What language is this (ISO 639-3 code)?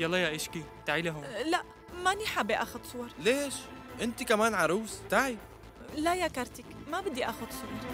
ara